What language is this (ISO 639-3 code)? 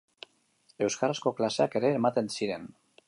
eus